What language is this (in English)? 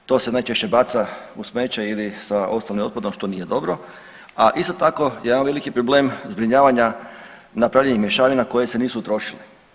Croatian